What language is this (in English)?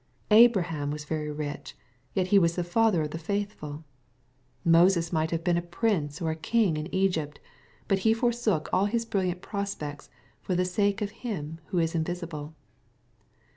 English